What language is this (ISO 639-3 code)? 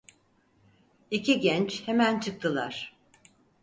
tur